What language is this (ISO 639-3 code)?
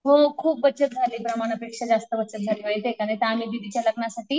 mar